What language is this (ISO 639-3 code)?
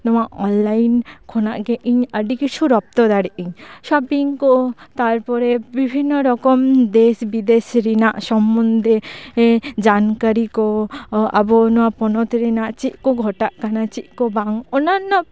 sat